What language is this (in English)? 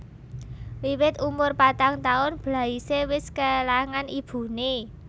Javanese